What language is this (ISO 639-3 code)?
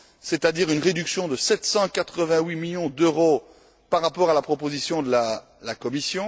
fra